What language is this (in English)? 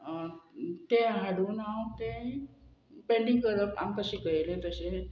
Konkani